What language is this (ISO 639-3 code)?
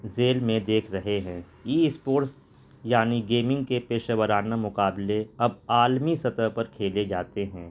urd